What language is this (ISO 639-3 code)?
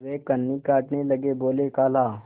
hin